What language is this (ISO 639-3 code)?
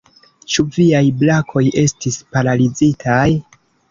epo